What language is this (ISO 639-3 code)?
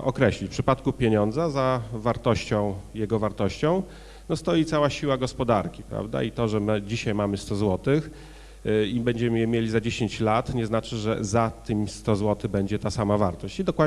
pol